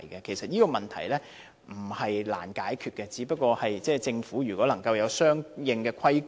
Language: Cantonese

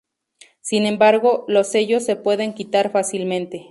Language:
Spanish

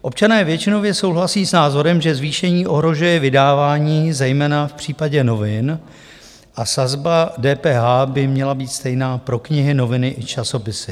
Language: Czech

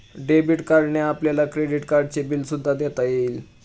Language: Marathi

